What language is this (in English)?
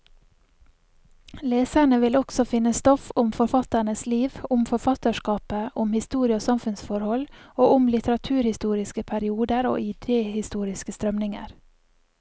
Norwegian